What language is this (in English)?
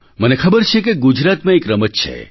Gujarati